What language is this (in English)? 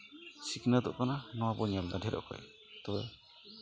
Santali